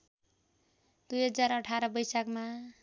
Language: Nepali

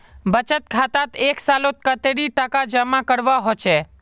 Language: Magahi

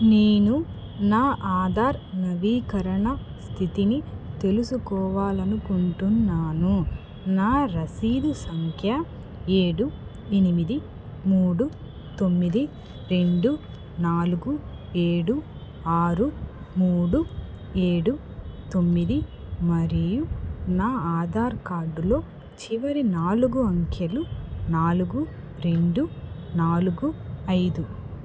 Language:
Telugu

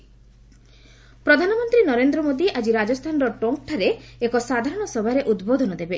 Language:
Odia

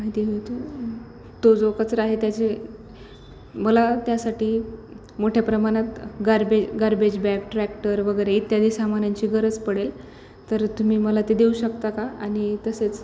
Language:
Marathi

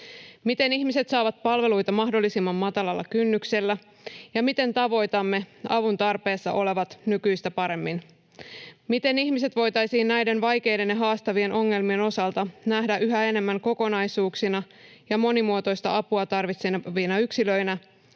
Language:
Finnish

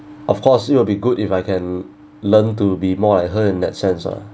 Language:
English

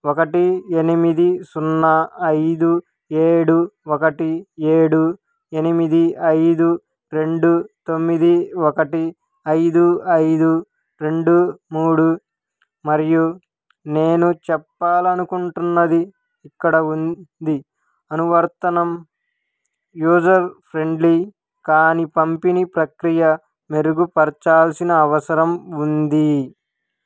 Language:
Telugu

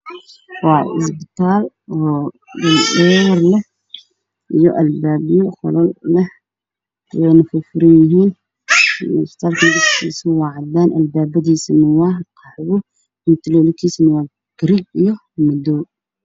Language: Somali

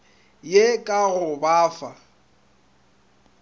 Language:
Northern Sotho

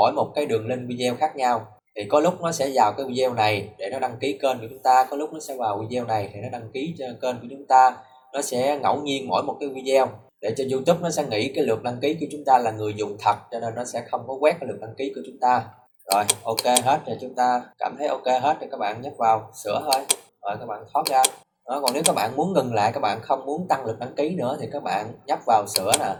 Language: Vietnamese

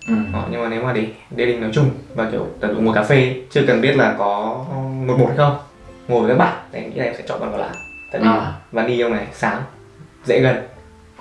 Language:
Vietnamese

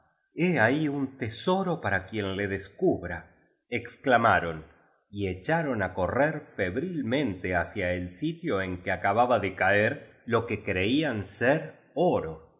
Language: Spanish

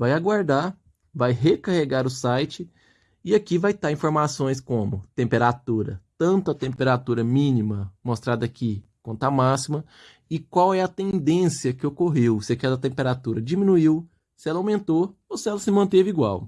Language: Portuguese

